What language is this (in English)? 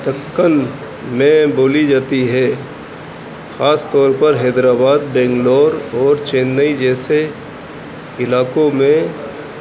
Urdu